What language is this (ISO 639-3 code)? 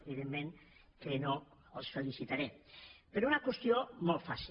cat